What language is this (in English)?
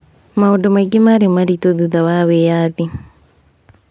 Kikuyu